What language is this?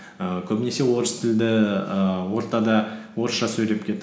Kazakh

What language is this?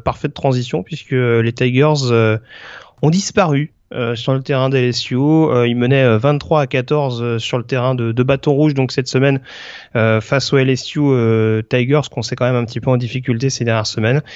French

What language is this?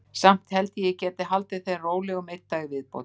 Icelandic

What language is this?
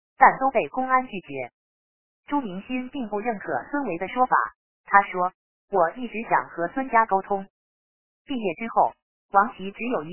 Chinese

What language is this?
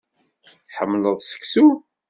Kabyle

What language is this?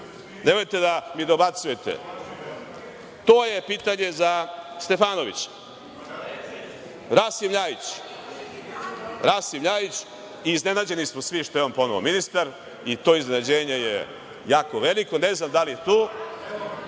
Serbian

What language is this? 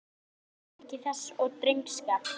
Icelandic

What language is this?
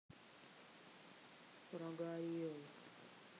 Russian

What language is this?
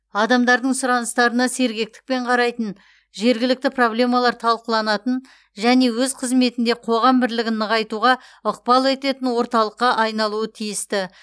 Kazakh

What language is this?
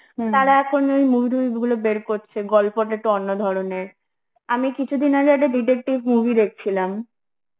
Bangla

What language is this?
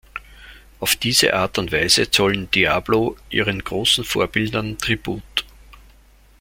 German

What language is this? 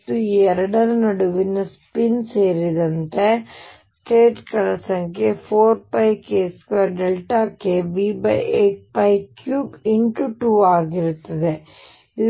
Kannada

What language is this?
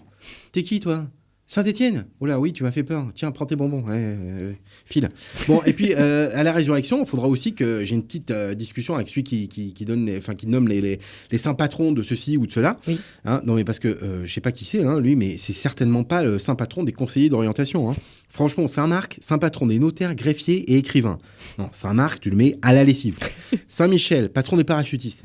French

